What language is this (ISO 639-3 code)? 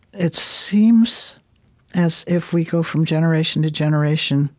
eng